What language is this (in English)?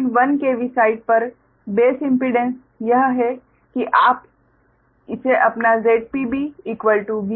Hindi